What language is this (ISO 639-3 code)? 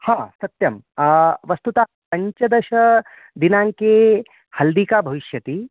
san